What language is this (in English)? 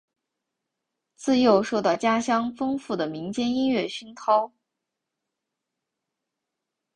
Chinese